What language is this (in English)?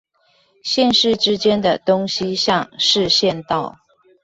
Chinese